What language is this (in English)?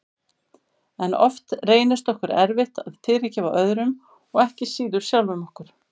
Icelandic